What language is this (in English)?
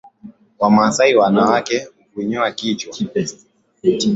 Swahili